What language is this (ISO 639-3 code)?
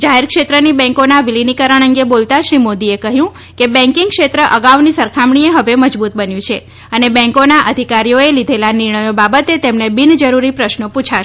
guj